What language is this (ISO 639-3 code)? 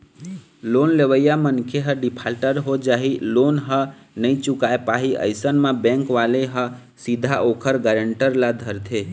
hne